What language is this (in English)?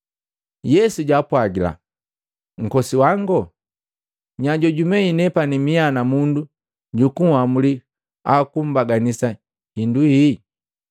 Matengo